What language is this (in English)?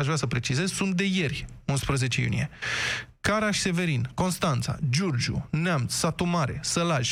Romanian